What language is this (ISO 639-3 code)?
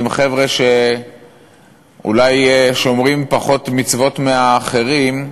heb